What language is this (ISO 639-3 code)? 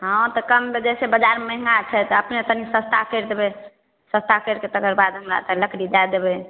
mai